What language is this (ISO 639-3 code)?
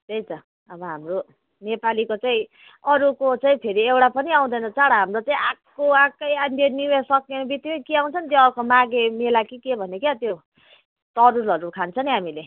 nep